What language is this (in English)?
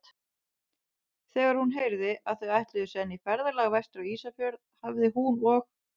Icelandic